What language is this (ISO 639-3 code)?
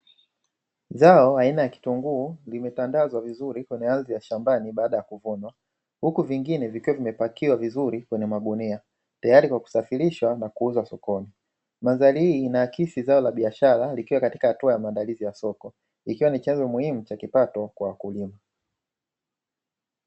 swa